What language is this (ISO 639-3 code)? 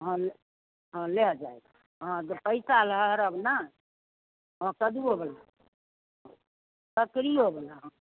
mai